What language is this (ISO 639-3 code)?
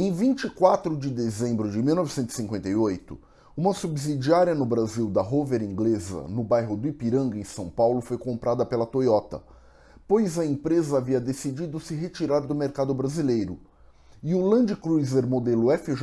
por